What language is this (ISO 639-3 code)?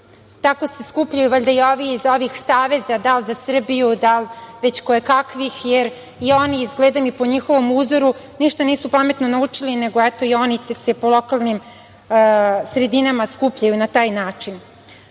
srp